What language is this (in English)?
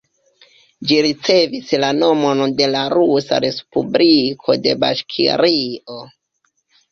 Esperanto